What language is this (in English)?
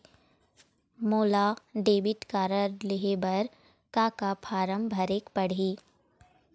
Chhattisgarhi